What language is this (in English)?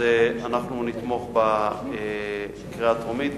Hebrew